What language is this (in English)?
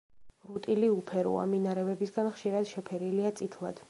Georgian